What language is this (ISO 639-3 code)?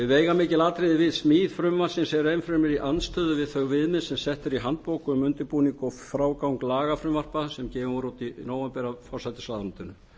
isl